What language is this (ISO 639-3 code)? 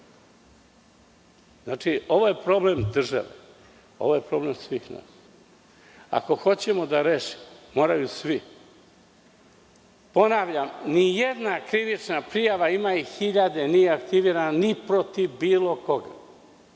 srp